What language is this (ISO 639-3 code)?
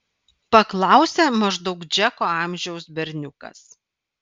lit